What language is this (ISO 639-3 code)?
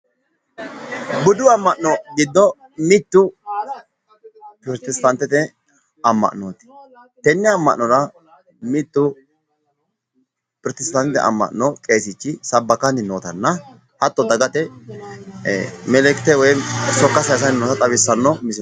sid